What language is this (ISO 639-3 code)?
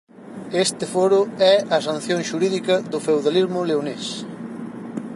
glg